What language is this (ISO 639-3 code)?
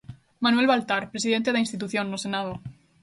glg